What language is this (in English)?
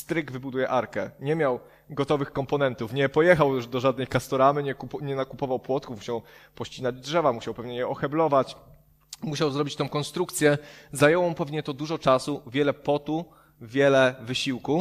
Polish